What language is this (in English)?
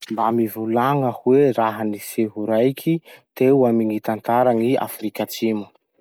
Masikoro Malagasy